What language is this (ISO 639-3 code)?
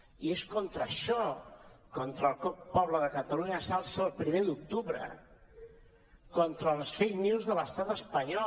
cat